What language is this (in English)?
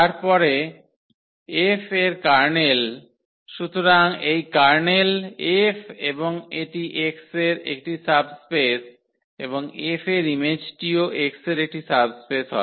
Bangla